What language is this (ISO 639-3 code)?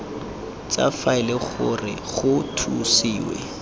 tsn